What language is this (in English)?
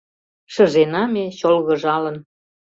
Mari